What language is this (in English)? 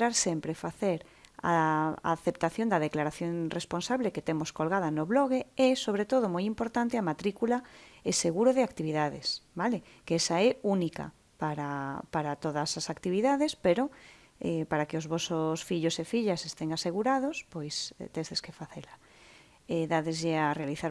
Galician